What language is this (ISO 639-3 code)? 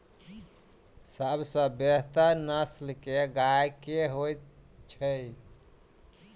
mai